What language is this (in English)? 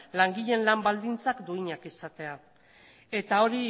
Basque